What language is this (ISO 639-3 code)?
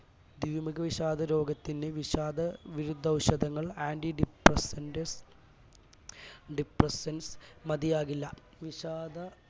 mal